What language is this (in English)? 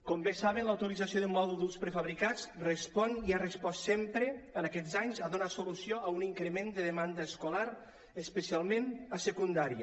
Catalan